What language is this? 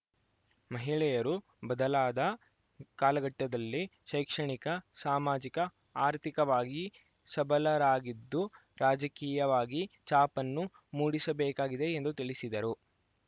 Kannada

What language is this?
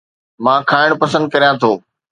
Sindhi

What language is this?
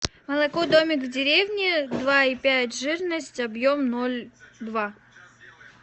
Russian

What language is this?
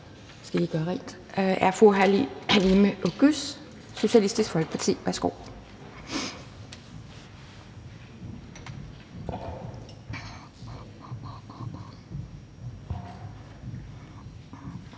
Danish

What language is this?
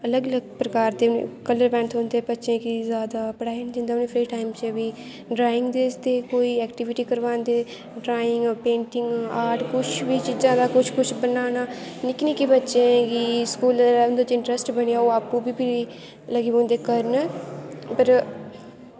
Dogri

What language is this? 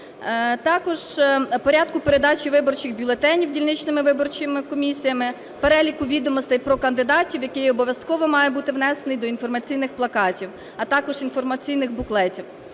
Ukrainian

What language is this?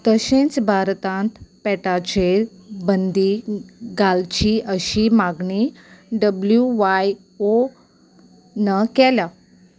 Konkani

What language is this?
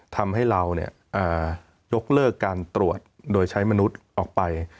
Thai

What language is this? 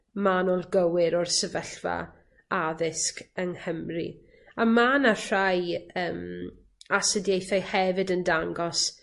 Welsh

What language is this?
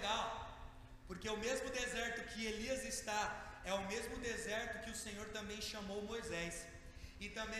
Portuguese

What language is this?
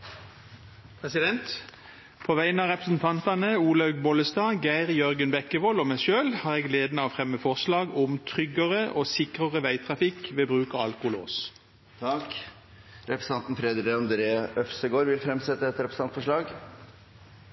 Norwegian Bokmål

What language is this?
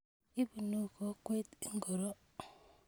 Kalenjin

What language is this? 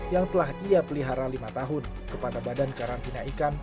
Indonesian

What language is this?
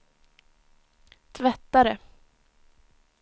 Swedish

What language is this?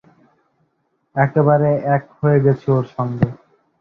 Bangla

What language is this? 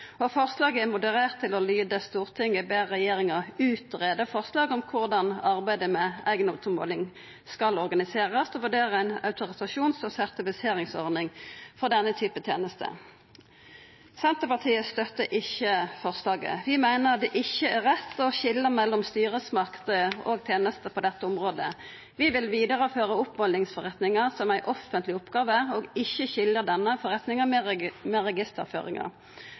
Norwegian Nynorsk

